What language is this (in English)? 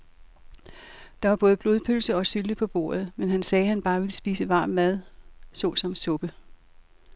Danish